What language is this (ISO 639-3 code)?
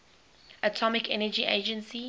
eng